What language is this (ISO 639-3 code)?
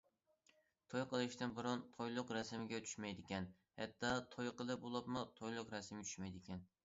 uig